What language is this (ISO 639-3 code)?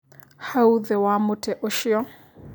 kik